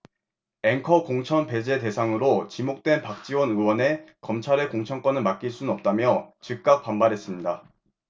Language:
Korean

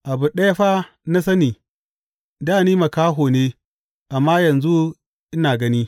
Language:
Hausa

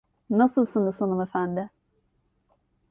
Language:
Turkish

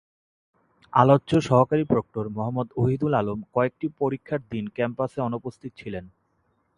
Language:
Bangla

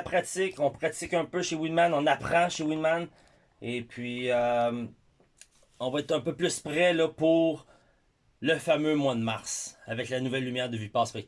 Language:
French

